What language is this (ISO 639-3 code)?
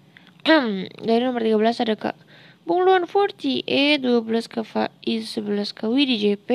ind